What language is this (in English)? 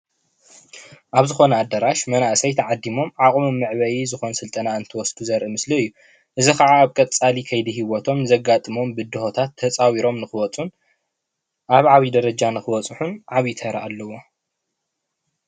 Tigrinya